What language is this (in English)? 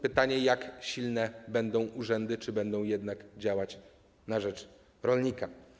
Polish